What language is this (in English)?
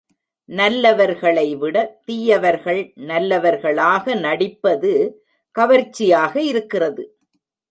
Tamil